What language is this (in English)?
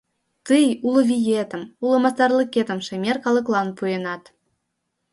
Mari